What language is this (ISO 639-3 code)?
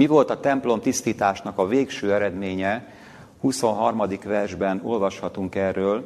hun